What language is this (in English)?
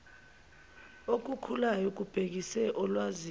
Zulu